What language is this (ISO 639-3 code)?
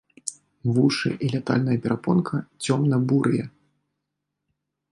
bel